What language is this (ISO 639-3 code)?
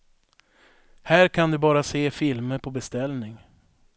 swe